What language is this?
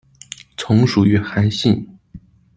Chinese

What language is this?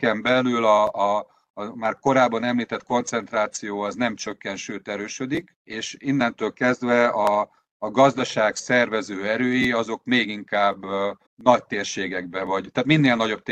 Hungarian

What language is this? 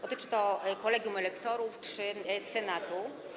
Polish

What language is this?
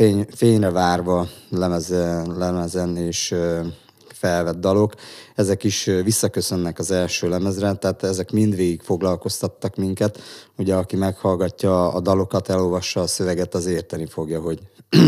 Hungarian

